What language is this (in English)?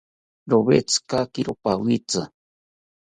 South Ucayali Ashéninka